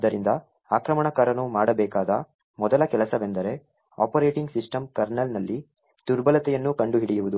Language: Kannada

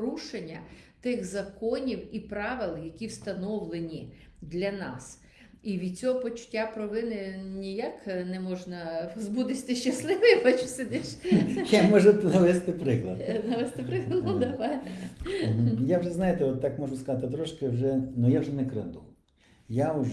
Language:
Ukrainian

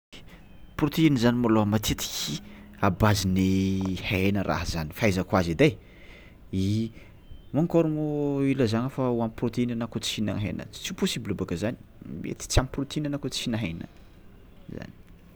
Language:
Tsimihety Malagasy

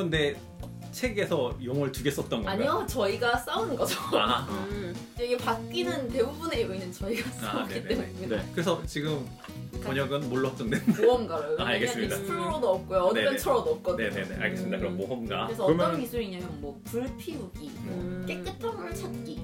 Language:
Korean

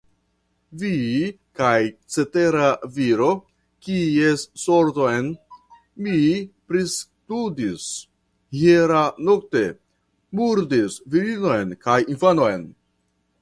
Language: Esperanto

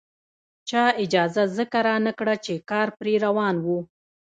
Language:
Pashto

